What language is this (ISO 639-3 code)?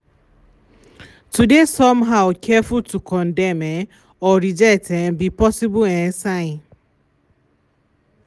pcm